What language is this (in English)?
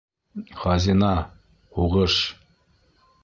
Bashkir